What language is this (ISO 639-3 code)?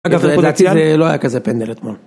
heb